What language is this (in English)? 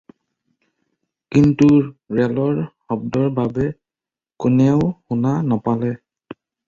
Assamese